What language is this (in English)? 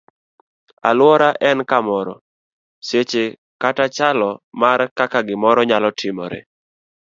Luo (Kenya and Tanzania)